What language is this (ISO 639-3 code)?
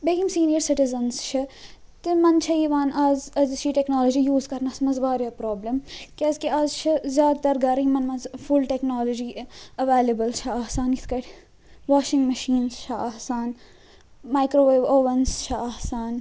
kas